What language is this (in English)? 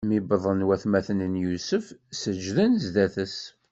Kabyle